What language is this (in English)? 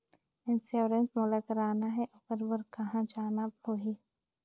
Chhattisgarhi